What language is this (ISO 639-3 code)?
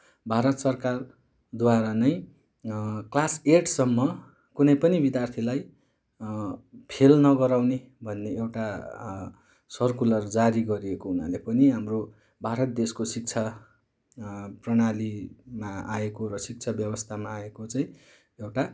nep